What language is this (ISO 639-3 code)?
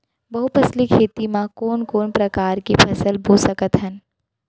hne